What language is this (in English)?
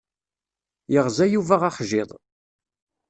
Kabyle